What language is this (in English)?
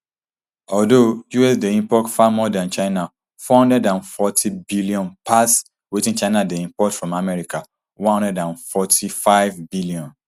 Nigerian Pidgin